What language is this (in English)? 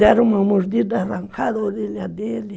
Portuguese